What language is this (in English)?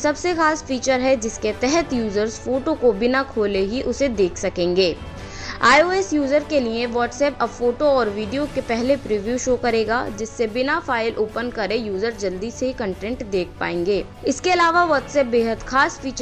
Hindi